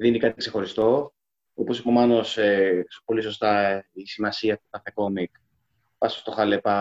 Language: Greek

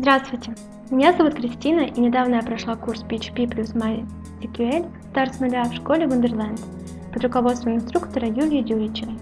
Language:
Russian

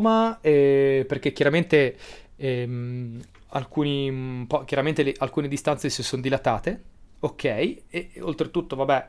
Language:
Italian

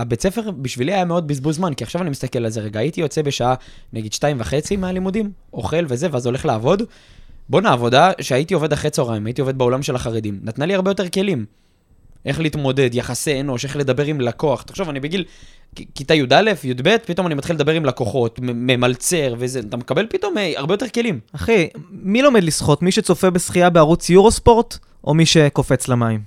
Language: Hebrew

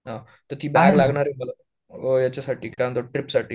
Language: Marathi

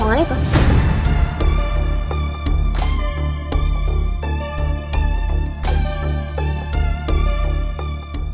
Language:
Indonesian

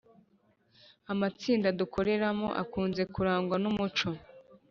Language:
Kinyarwanda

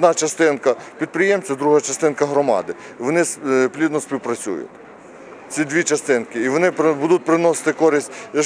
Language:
Ukrainian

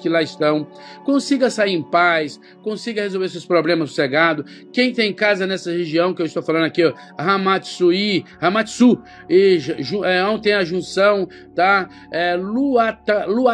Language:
Portuguese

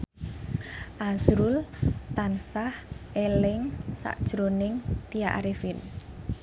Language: Javanese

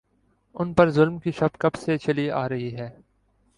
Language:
Urdu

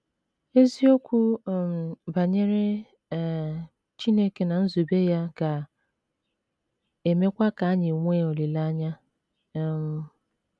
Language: Igbo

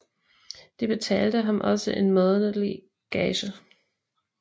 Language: Danish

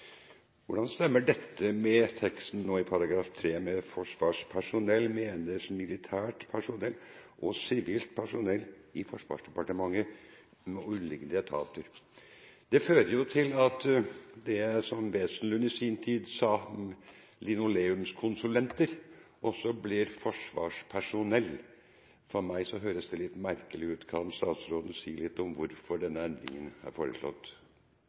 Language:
Norwegian Bokmål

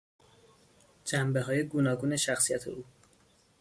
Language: Persian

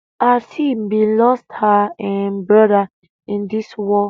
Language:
Nigerian Pidgin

